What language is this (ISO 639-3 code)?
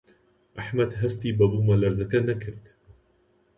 ckb